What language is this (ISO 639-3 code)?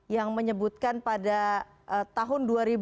ind